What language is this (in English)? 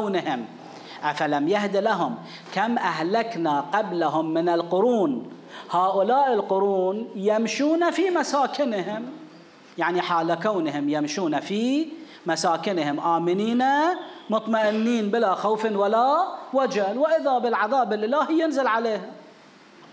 Arabic